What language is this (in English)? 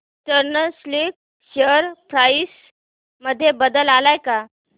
Marathi